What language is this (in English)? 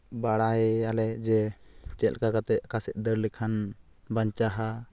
Santali